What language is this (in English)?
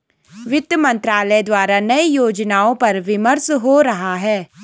Hindi